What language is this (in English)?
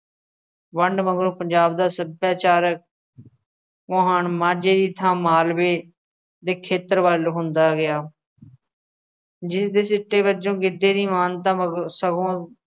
Punjabi